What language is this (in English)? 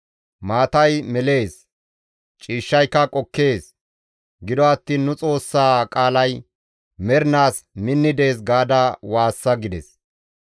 Gamo